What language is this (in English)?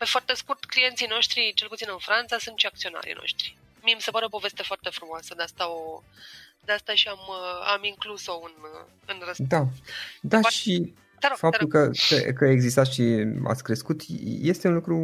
Romanian